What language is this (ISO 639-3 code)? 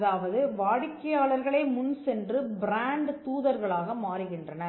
tam